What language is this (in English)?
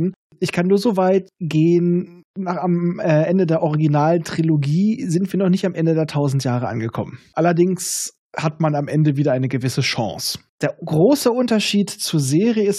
German